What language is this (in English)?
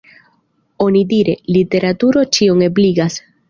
Esperanto